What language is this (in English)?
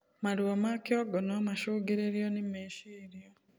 Kikuyu